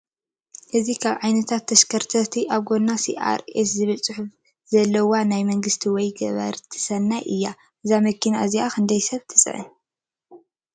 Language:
Tigrinya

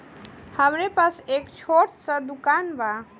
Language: Bhojpuri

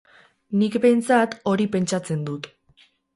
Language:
Basque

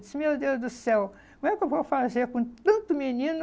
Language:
Portuguese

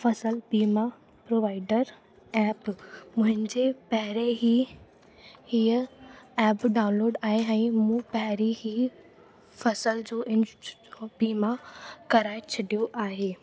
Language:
Sindhi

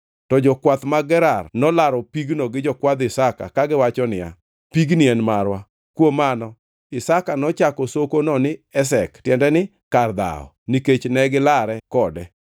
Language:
Luo (Kenya and Tanzania)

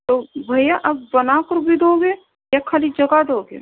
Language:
Urdu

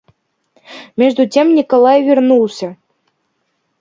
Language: Russian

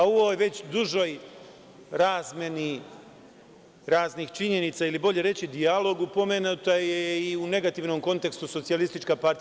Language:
Serbian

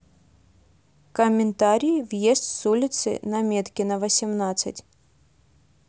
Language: Russian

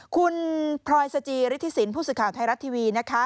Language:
Thai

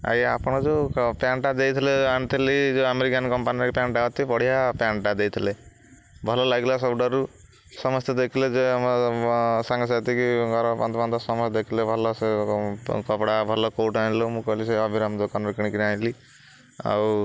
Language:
Odia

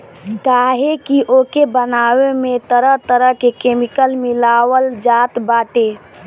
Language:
Bhojpuri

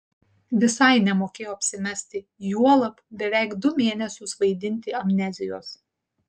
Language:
Lithuanian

